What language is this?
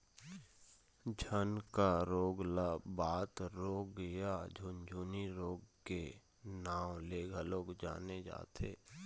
Chhattisgarhi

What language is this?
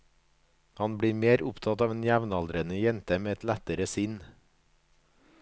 Norwegian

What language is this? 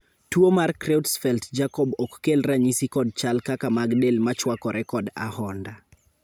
Luo (Kenya and Tanzania)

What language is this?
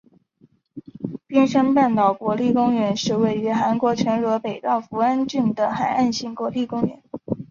Chinese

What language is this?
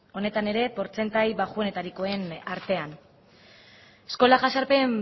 Basque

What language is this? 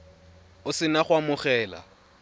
Tswana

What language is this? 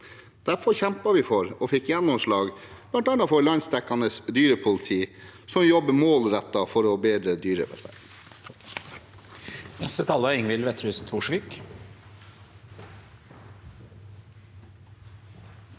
Norwegian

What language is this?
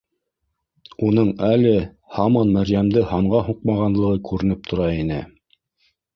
Bashkir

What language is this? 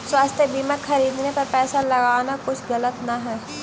Magahi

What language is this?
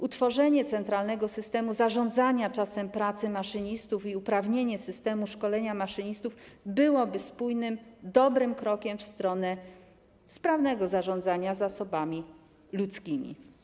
Polish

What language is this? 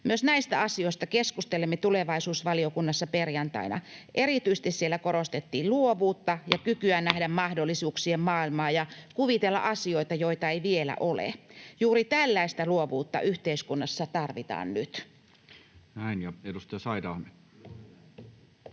Finnish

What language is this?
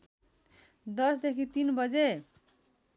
Nepali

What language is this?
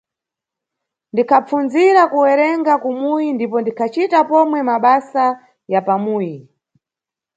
Nyungwe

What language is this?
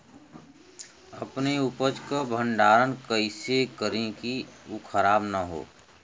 Bhojpuri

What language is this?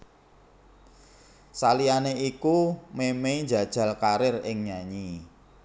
Javanese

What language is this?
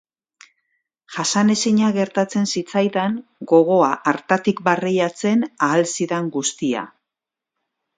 Basque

